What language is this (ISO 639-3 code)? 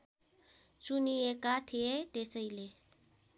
nep